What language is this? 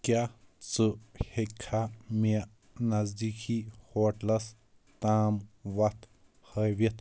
Kashmiri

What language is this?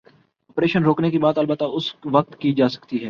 Urdu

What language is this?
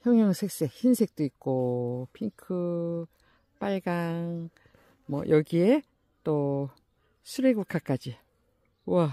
Korean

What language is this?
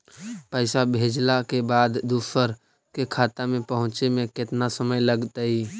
Magahi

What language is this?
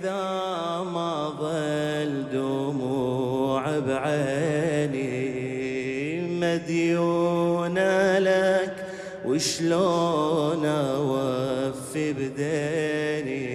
Arabic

